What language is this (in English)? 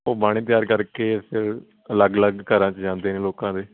Punjabi